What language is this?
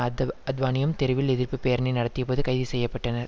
Tamil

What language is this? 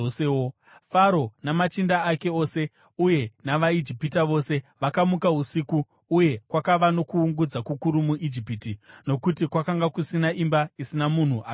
Shona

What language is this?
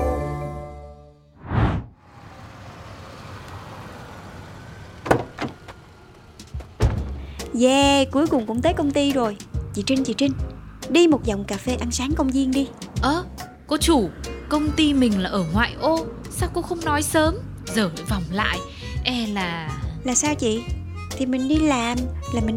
Vietnamese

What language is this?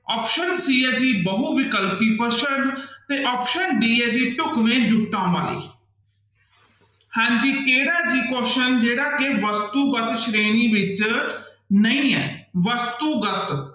Punjabi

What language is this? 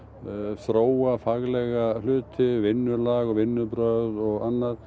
Icelandic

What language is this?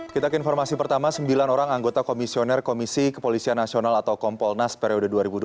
Indonesian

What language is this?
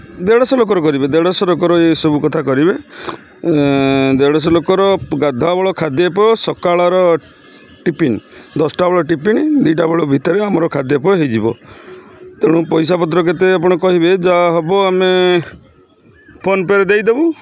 Odia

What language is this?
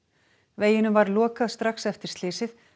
Icelandic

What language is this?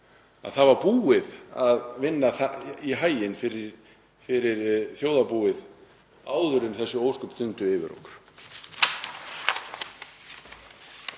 Icelandic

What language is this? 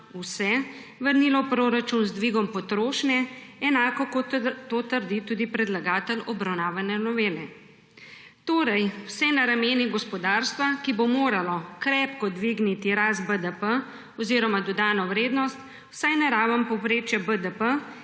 Slovenian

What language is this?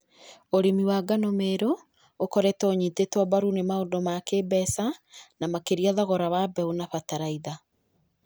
Kikuyu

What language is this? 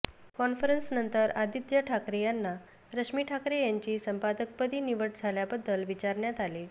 Marathi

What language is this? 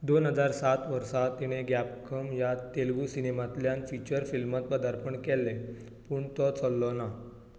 Konkani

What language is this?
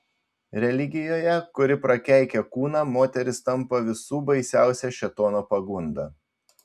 Lithuanian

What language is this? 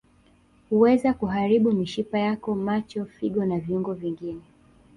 Swahili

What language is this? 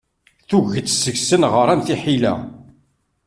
Kabyle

